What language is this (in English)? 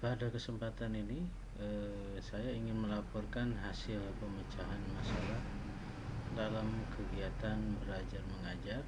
Indonesian